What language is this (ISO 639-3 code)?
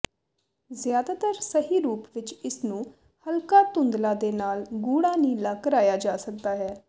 pan